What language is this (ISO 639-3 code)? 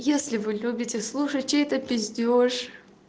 rus